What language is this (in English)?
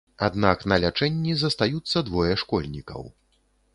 Belarusian